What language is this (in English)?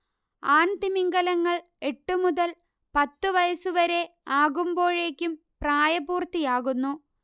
Malayalam